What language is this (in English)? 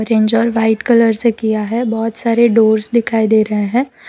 Hindi